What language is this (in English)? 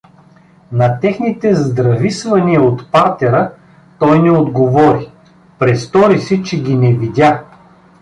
Bulgarian